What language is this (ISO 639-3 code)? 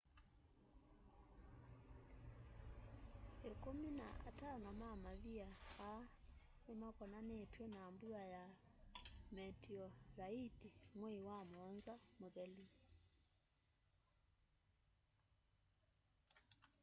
kam